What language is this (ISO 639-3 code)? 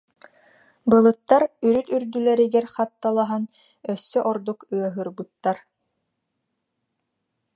sah